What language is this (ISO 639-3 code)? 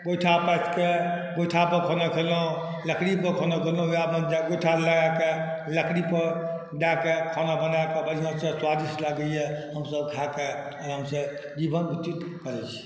mai